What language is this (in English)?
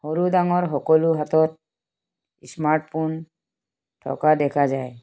Assamese